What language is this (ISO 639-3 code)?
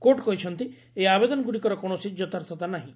ori